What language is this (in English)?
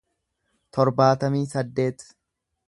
Oromo